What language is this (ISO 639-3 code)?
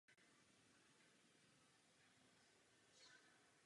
ces